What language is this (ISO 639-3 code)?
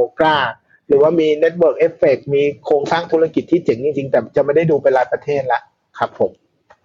tha